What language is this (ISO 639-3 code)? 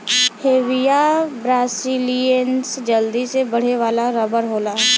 bho